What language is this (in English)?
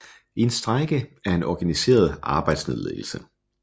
Danish